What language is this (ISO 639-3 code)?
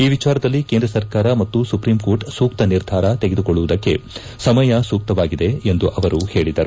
kan